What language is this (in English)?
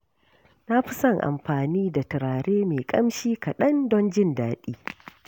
Hausa